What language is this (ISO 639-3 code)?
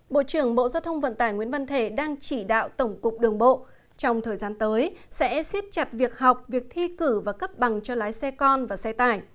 vie